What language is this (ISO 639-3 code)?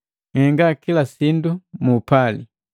mgv